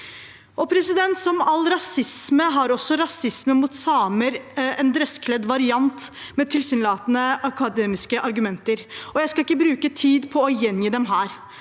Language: Norwegian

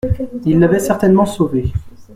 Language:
French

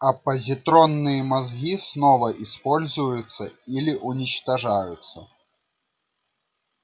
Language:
Russian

